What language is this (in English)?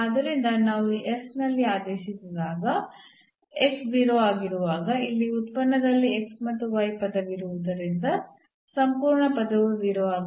Kannada